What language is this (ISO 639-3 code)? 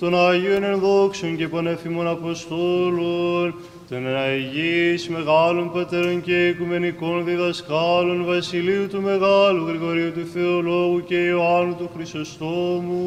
ell